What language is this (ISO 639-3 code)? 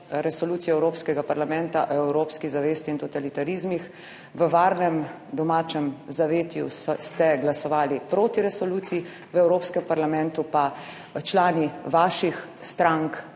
slv